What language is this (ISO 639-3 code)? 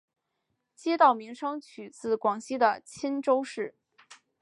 zho